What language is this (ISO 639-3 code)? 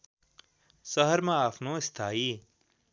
nep